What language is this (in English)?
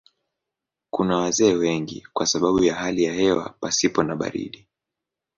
Swahili